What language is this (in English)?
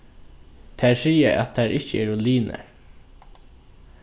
Faroese